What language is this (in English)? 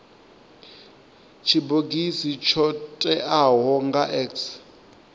Venda